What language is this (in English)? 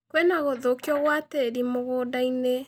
Kikuyu